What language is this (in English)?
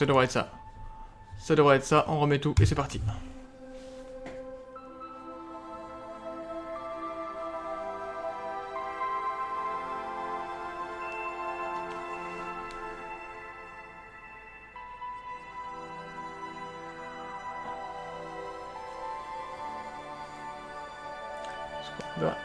French